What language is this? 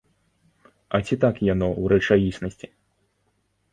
Belarusian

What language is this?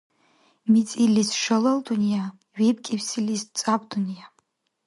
Dargwa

